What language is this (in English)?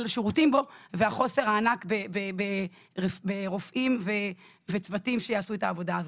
Hebrew